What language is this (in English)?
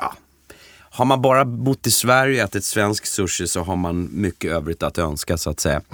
Swedish